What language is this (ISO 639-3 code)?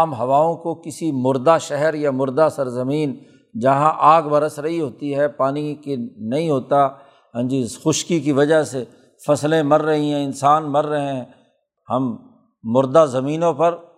urd